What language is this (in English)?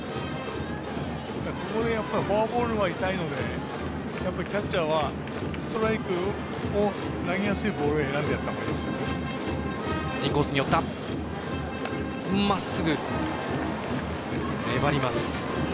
Japanese